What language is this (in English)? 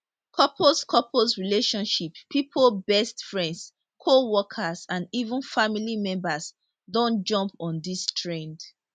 Nigerian Pidgin